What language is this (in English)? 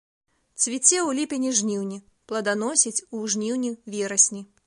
Belarusian